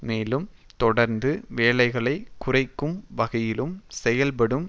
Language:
Tamil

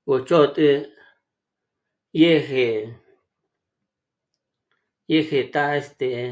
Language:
Michoacán Mazahua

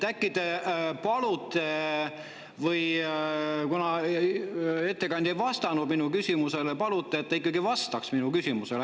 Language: Estonian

